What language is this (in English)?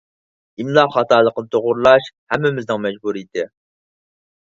Uyghur